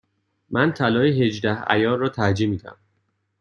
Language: Persian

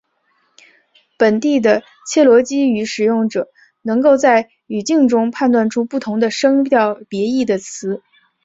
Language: Chinese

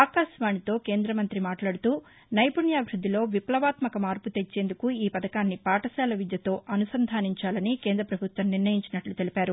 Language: Telugu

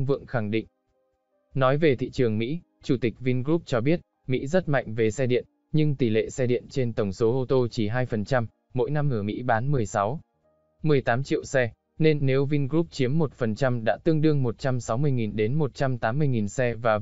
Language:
Vietnamese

